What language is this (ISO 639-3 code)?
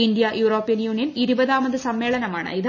mal